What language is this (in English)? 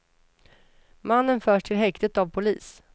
Swedish